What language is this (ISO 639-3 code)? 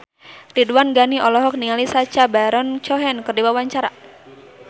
sun